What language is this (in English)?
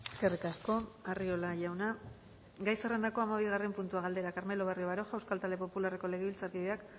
Basque